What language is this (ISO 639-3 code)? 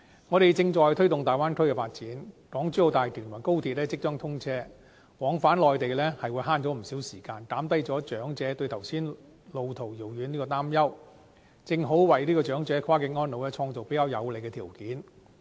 yue